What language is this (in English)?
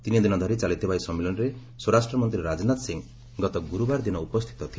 Odia